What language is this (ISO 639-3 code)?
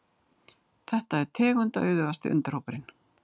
isl